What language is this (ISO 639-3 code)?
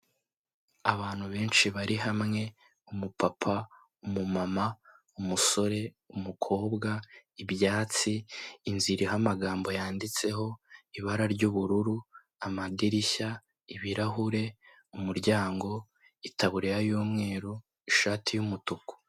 kin